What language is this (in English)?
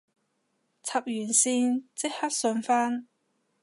Cantonese